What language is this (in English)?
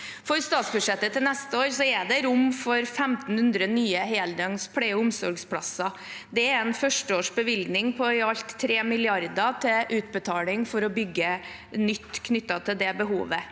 Norwegian